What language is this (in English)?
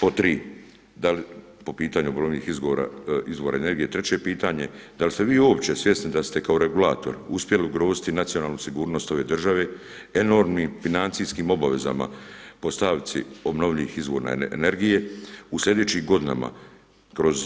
Croatian